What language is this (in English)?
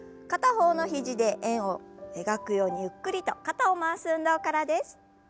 Japanese